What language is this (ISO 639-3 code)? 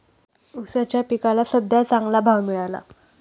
mar